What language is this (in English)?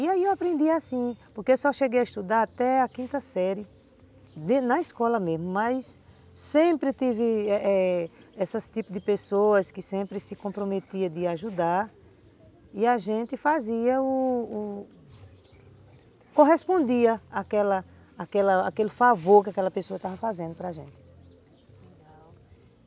Portuguese